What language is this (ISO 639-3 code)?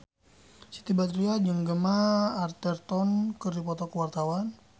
sun